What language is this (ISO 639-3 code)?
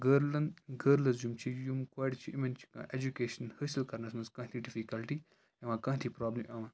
kas